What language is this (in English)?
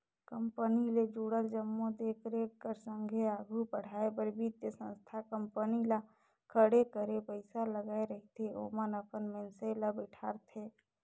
Chhattisgarhi